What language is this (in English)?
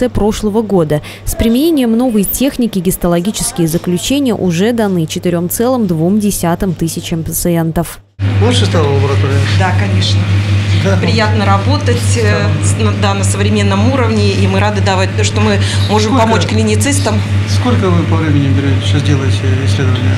Russian